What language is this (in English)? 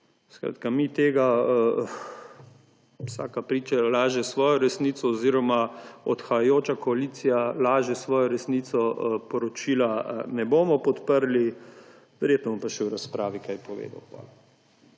Slovenian